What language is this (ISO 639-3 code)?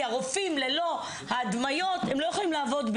heb